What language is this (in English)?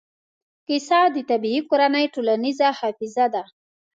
Pashto